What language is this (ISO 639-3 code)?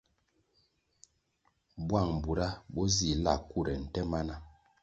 nmg